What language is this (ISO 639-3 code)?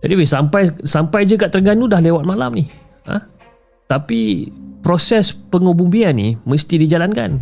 msa